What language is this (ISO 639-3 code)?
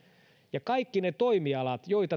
fin